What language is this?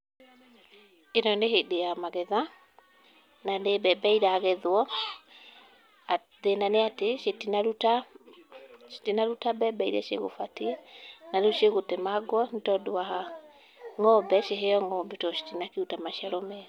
Kikuyu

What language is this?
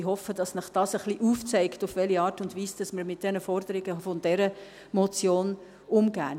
Swiss German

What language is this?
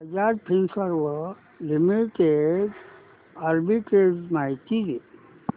Marathi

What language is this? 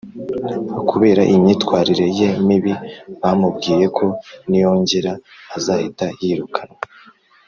Kinyarwanda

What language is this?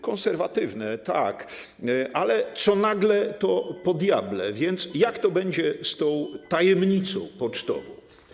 Polish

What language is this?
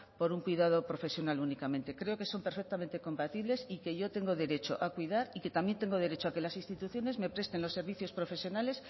Spanish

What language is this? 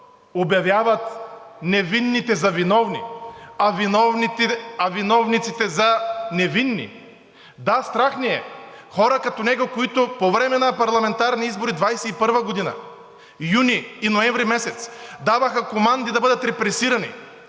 Bulgarian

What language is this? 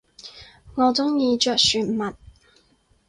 Cantonese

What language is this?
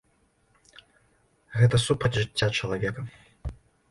Belarusian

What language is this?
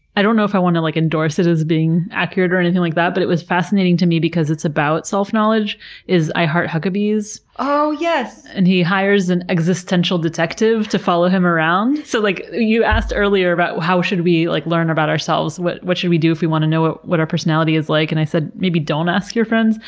English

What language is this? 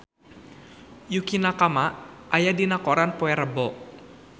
Sundanese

